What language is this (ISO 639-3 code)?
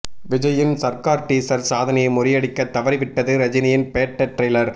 tam